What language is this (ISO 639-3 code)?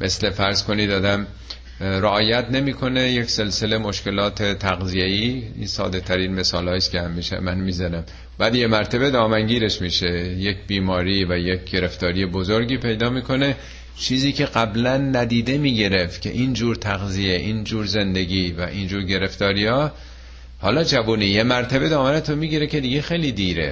fas